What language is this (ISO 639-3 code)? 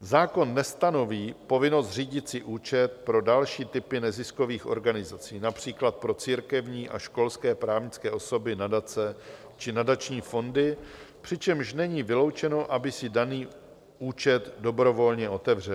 ces